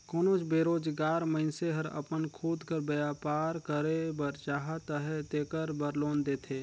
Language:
Chhattisgarhi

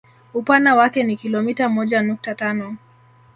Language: Swahili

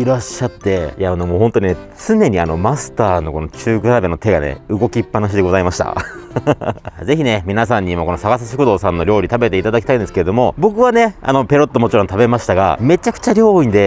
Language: Japanese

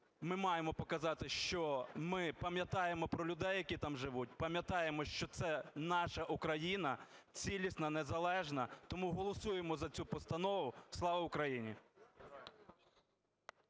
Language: Ukrainian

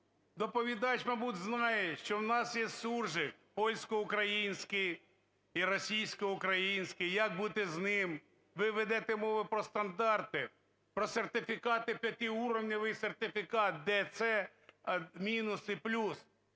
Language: Ukrainian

